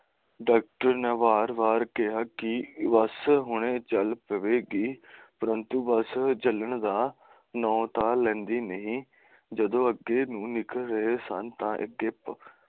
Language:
Punjabi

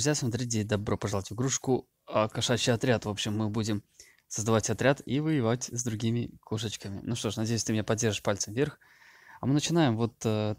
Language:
Russian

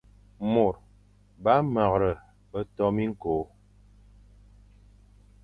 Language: Fang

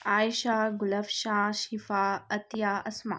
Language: Urdu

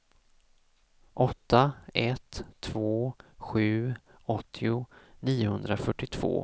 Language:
Swedish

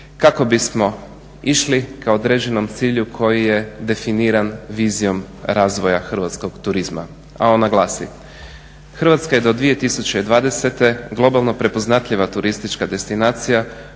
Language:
Croatian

